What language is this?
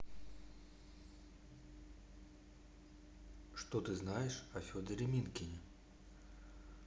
Russian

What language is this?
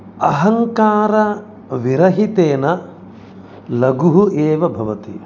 Sanskrit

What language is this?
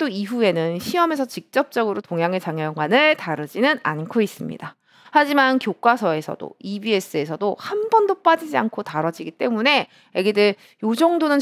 Korean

